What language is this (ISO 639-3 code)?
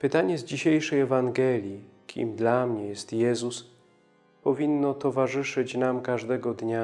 pol